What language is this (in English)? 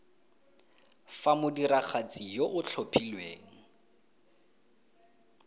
Tswana